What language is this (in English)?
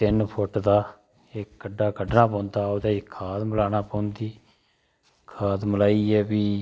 Dogri